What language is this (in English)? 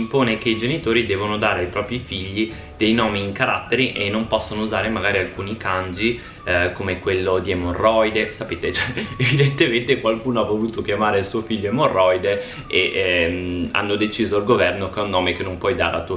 Italian